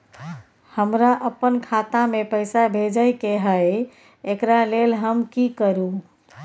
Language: Maithili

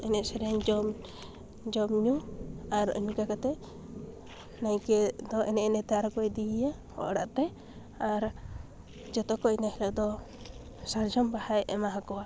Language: Santali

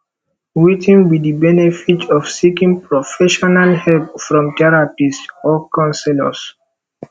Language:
Nigerian Pidgin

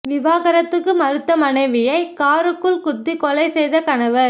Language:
Tamil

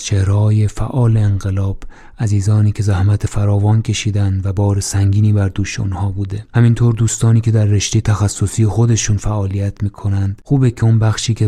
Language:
Persian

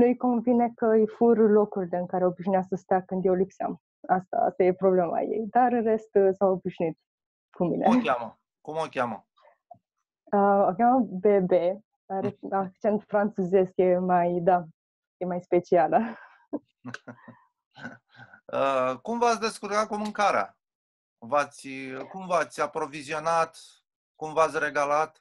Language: Romanian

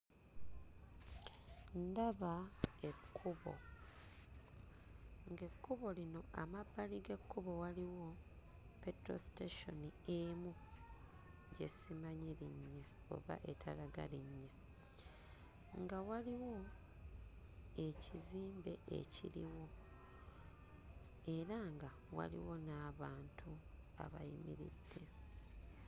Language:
Ganda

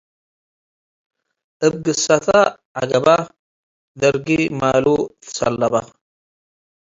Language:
Tigre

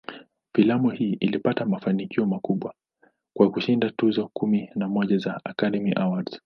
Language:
Swahili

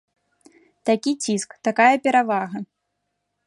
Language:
Belarusian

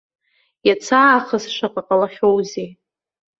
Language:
Abkhazian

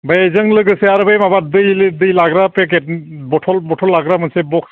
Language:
Bodo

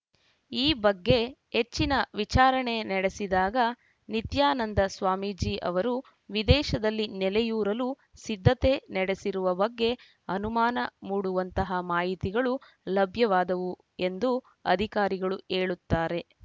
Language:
Kannada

